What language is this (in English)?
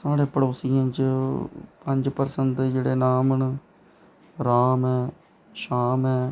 Dogri